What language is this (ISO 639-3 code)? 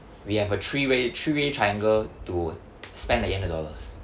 eng